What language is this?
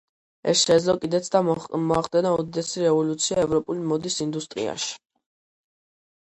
Georgian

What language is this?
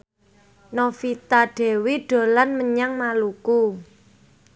Javanese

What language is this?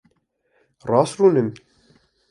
Kurdish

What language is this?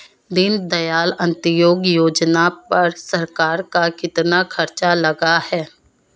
Hindi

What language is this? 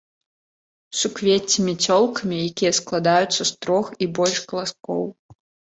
Belarusian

